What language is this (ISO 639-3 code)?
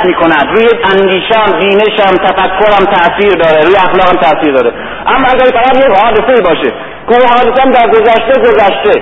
fas